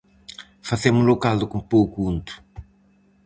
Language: Galician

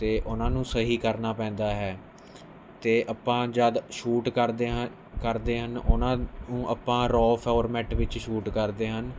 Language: Punjabi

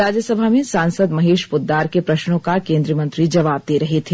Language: Hindi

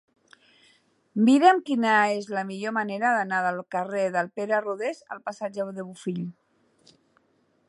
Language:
Catalan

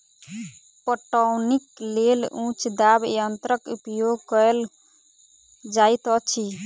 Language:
Maithili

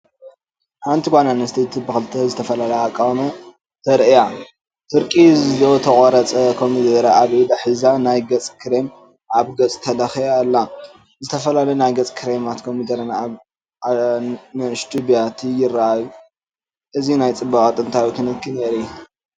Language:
Tigrinya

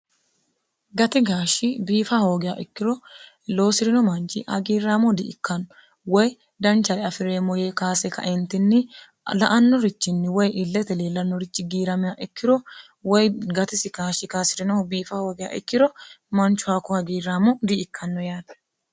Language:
Sidamo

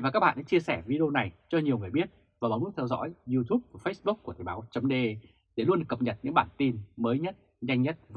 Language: Vietnamese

